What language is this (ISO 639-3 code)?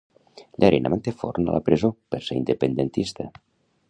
cat